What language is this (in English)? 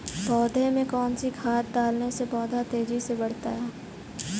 Hindi